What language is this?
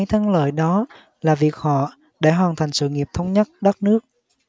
Vietnamese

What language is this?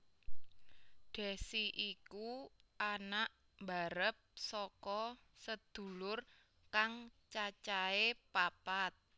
Javanese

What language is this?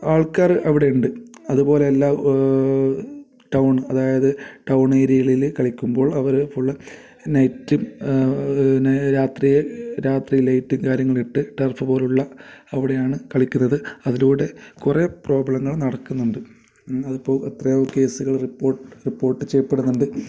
Malayalam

